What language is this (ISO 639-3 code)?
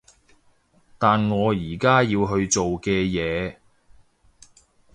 yue